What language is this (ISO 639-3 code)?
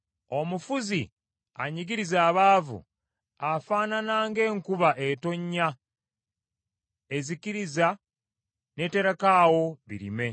lug